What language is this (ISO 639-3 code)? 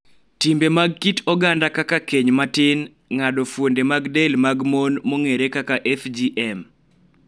luo